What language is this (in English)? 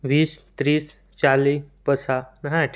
Gujarati